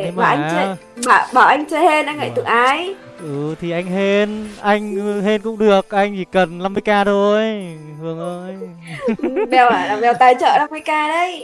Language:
Vietnamese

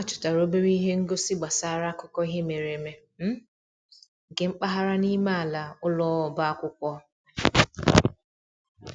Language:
Igbo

